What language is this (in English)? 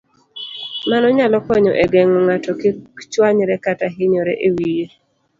Luo (Kenya and Tanzania)